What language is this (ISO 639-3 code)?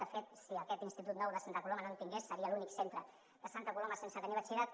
cat